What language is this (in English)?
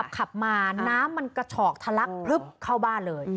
Thai